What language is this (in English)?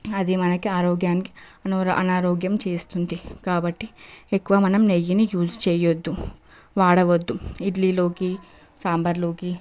Telugu